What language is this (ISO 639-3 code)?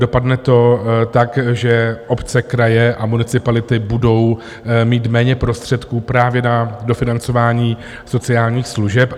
ces